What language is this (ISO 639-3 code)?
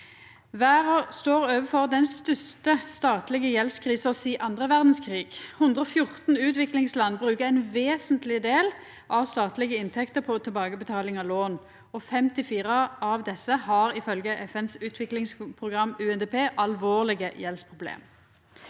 nor